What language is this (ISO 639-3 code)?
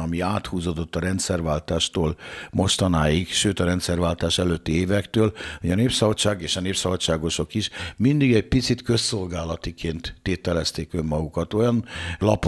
hun